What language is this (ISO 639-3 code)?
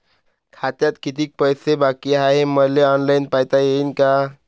mar